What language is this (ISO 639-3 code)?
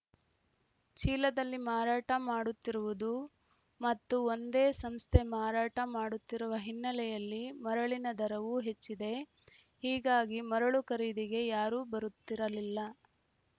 kan